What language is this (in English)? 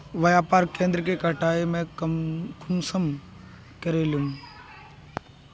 Magahi